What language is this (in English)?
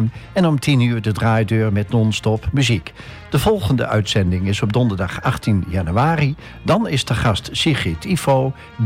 Dutch